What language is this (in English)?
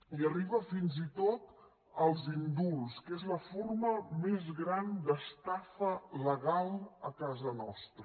Catalan